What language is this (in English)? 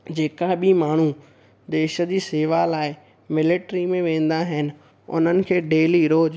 Sindhi